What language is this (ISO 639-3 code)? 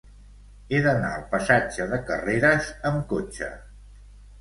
cat